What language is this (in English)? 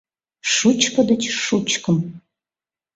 Mari